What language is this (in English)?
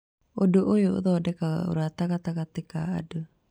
Kikuyu